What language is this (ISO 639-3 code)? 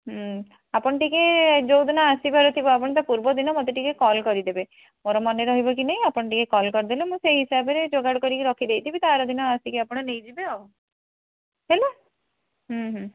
ori